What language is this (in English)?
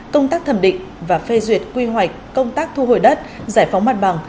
Vietnamese